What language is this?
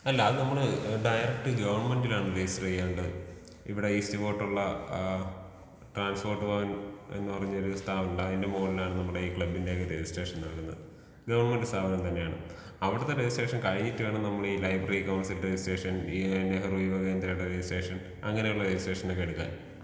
Malayalam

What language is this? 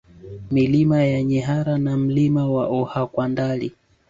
Swahili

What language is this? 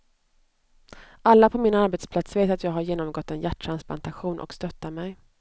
Swedish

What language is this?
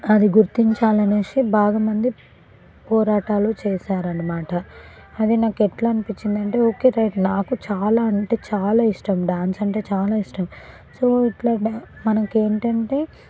Telugu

